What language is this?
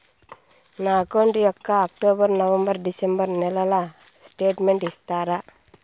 Telugu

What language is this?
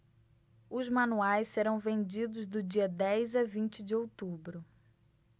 Portuguese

